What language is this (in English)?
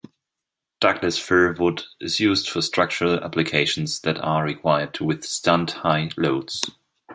English